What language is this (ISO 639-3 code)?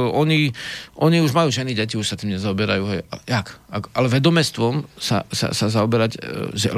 slk